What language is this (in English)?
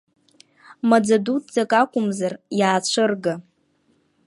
Abkhazian